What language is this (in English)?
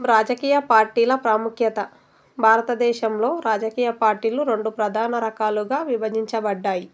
Telugu